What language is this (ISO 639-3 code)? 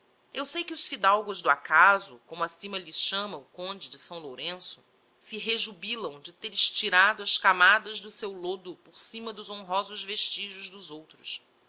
por